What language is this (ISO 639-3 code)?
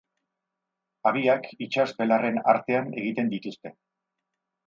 eus